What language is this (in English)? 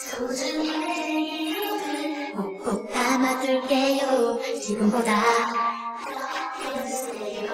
Korean